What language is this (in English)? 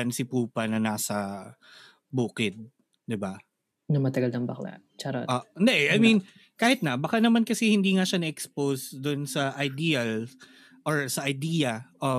Filipino